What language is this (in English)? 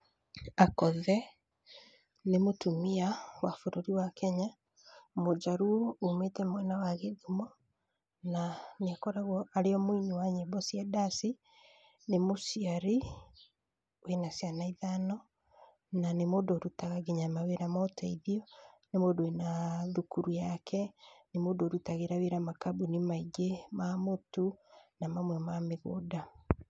Kikuyu